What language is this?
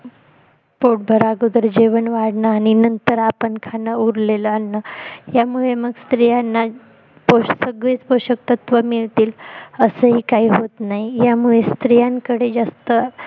Marathi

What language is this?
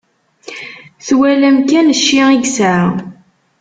Kabyle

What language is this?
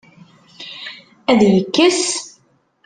Kabyle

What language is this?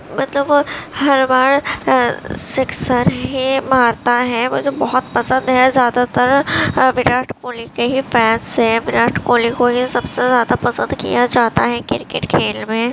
Urdu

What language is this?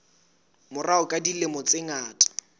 Southern Sotho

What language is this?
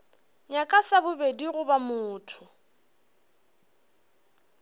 Northern Sotho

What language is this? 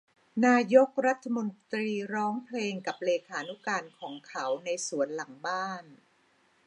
Thai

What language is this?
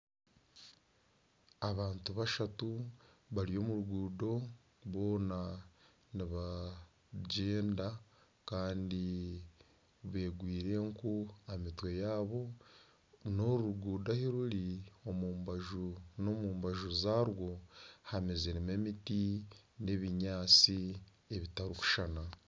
Nyankole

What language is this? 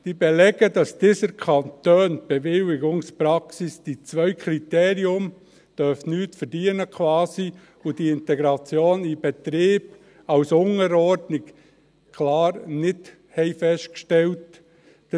Swiss German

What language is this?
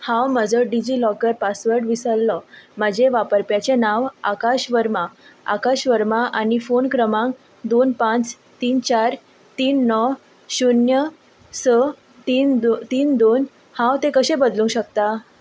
Konkani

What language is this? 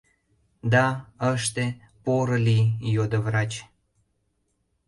Mari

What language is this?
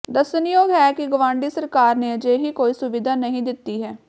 Punjabi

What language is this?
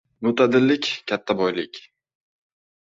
Uzbek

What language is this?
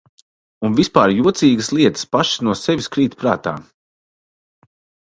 Latvian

